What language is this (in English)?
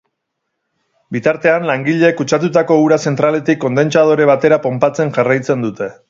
Basque